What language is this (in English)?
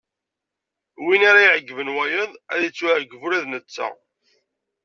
Kabyle